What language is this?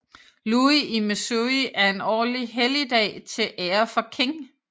Danish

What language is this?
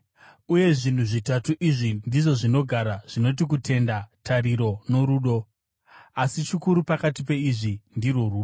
Shona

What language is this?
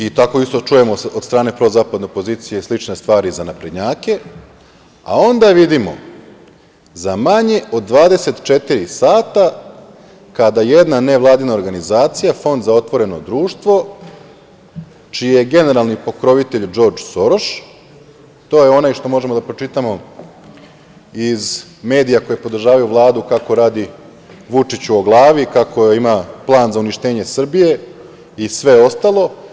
Serbian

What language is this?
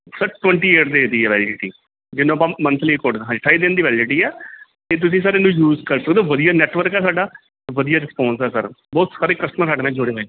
Punjabi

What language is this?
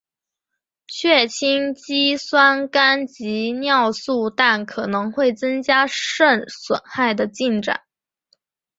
Chinese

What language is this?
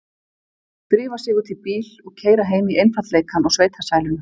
Icelandic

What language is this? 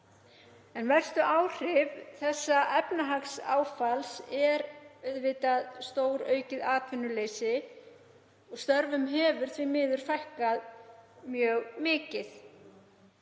Icelandic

